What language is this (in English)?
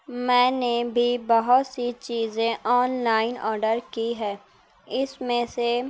Urdu